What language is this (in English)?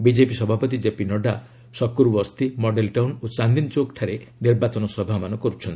Odia